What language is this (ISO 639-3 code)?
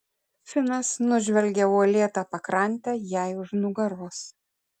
lit